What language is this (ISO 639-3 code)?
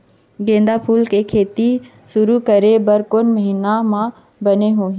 hne